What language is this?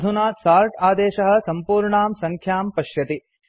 Sanskrit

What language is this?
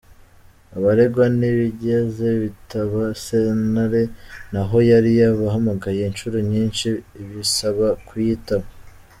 Kinyarwanda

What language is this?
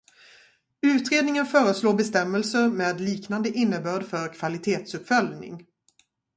Swedish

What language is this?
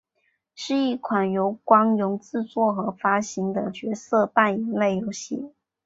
Chinese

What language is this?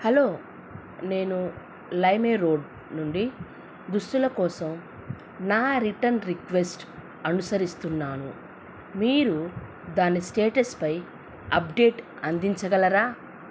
Telugu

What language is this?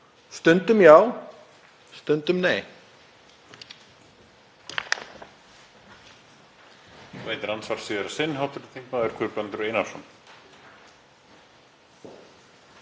Icelandic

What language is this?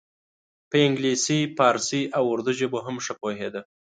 Pashto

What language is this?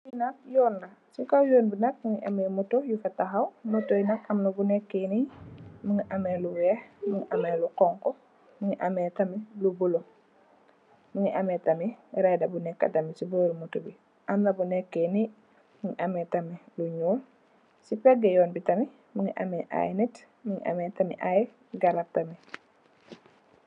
Wolof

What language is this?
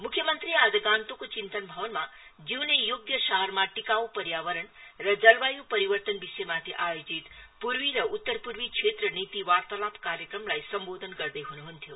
Nepali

